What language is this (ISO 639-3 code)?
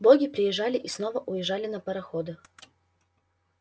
rus